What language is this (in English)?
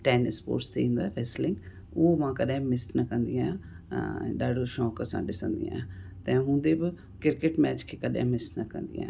Sindhi